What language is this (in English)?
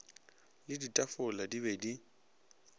Northern Sotho